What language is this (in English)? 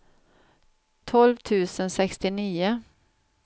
Swedish